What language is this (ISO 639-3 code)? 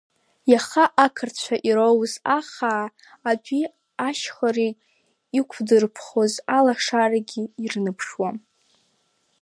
abk